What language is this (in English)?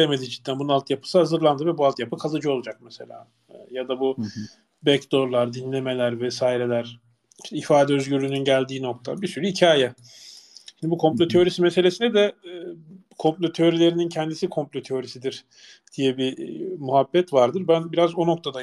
Turkish